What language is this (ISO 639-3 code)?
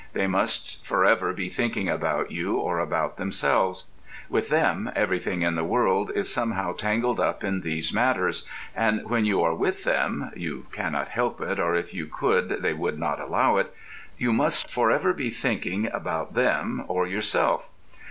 eng